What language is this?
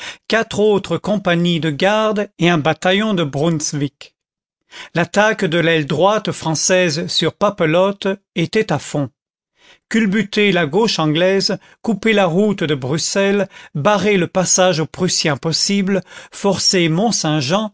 French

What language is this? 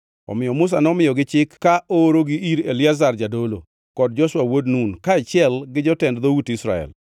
Luo (Kenya and Tanzania)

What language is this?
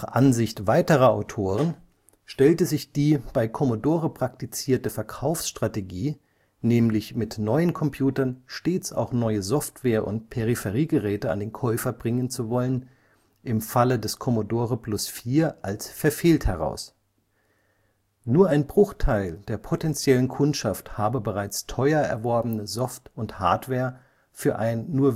German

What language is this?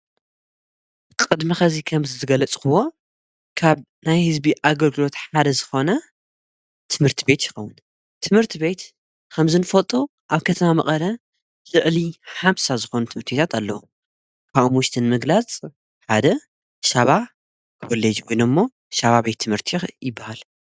Tigrinya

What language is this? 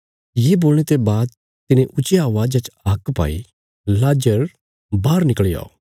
Bilaspuri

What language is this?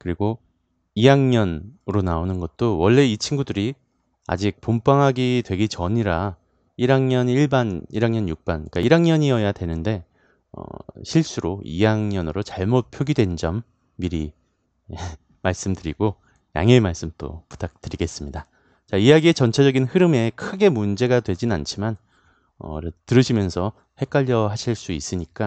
Korean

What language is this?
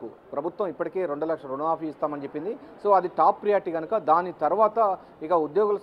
Telugu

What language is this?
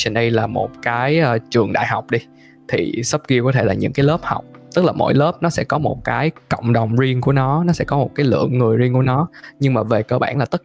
Vietnamese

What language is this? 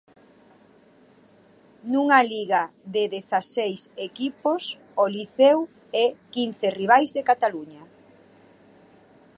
Galician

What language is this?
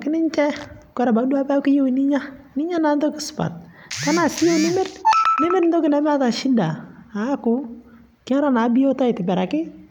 Masai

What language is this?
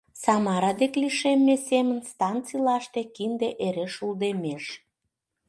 Mari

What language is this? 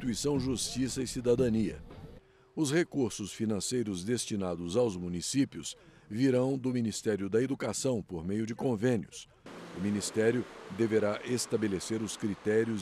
Portuguese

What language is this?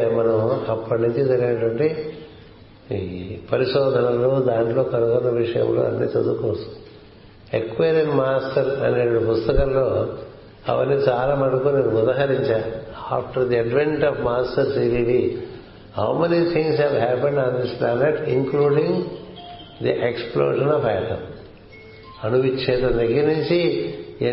Telugu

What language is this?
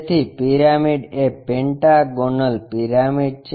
Gujarati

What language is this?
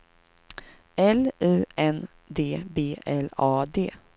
Swedish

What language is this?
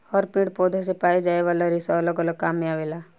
Bhojpuri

